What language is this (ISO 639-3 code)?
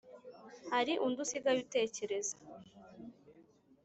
kin